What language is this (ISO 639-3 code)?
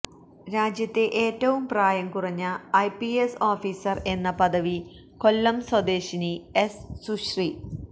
mal